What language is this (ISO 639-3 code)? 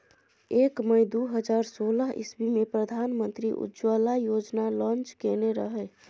mai